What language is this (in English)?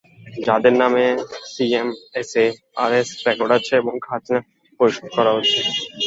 Bangla